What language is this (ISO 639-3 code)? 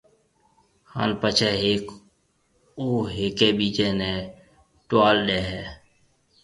mve